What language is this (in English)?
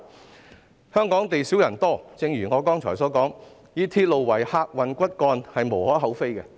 Cantonese